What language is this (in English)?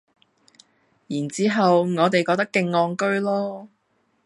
Cantonese